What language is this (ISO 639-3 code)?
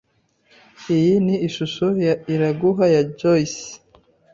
kin